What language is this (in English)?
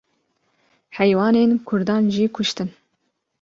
Kurdish